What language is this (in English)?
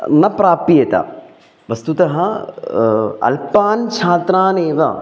Sanskrit